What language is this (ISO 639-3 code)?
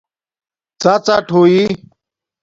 dmk